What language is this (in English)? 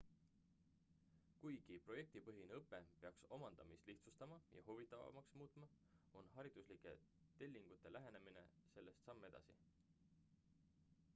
Estonian